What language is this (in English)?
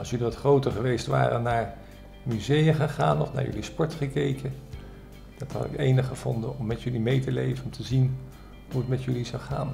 Dutch